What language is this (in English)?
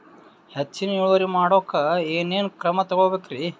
Kannada